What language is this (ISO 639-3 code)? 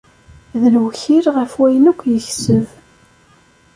kab